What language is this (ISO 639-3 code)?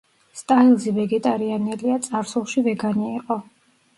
kat